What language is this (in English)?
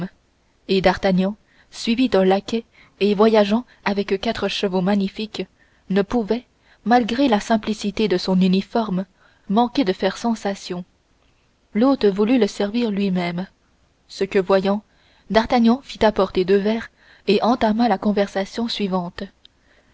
French